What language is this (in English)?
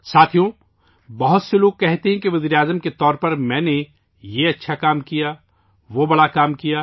Urdu